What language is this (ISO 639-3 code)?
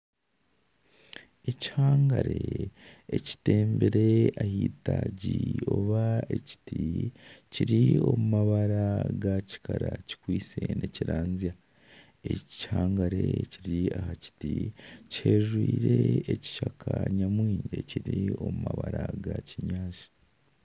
nyn